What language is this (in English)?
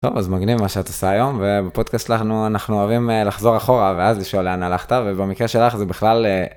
Hebrew